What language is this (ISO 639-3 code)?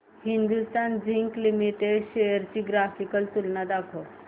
mar